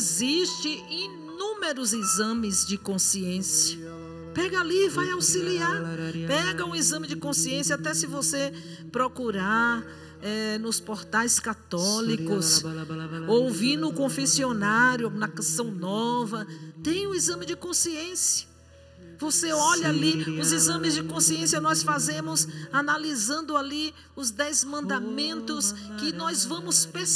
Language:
Portuguese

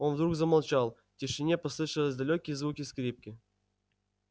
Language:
Russian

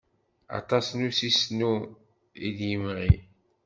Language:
Kabyle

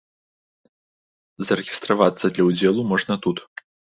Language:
Belarusian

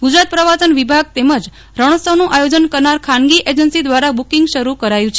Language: Gujarati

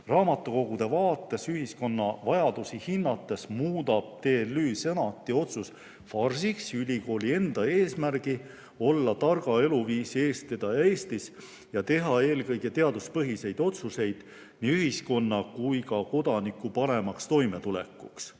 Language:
Estonian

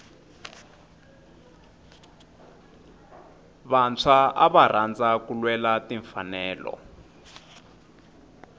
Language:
Tsonga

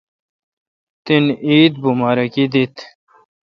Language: Kalkoti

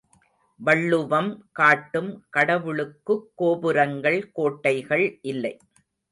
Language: Tamil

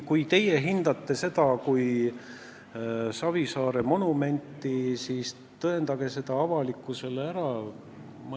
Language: Estonian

